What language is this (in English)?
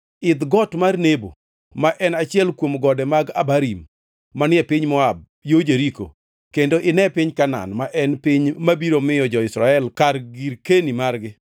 Luo (Kenya and Tanzania)